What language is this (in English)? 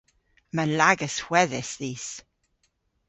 Cornish